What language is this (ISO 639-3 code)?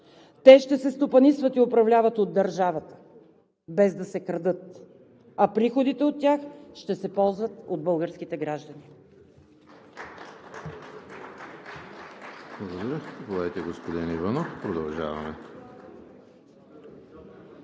bul